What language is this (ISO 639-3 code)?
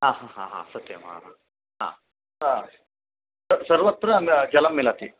san